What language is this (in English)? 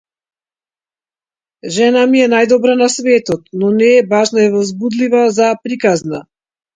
Macedonian